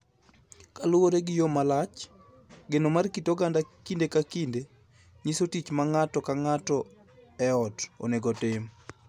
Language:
Luo (Kenya and Tanzania)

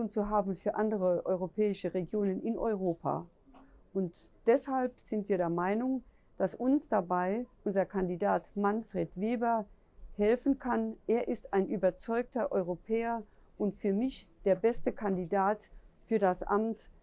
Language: German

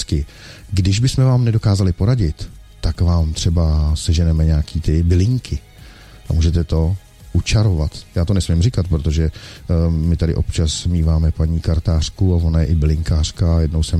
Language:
Czech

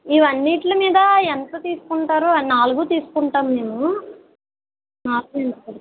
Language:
Telugu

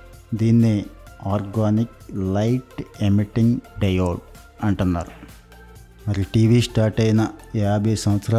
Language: Telugu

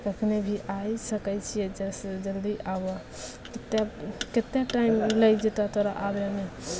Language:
Maithili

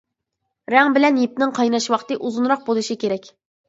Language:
Uyghur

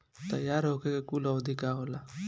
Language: Bhojpuri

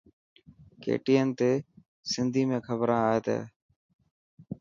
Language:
Dhatki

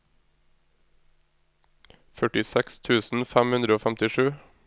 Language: Norwegian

